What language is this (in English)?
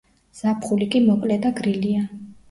Georgian